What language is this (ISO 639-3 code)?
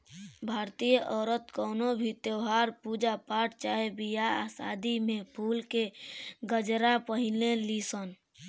bho